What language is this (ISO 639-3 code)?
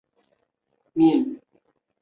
zho